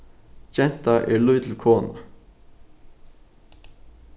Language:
Faroese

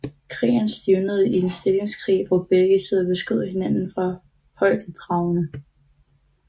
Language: Danish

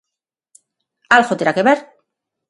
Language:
Galician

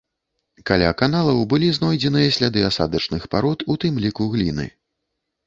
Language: Belarusian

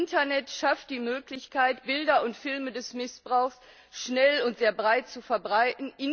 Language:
German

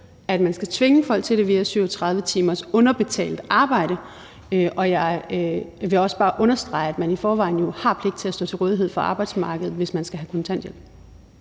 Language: Danish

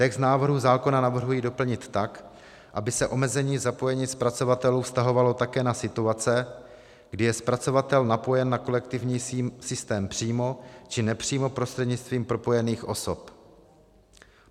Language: Czech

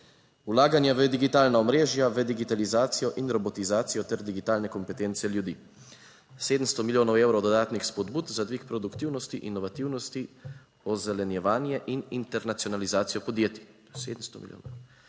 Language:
Slovenian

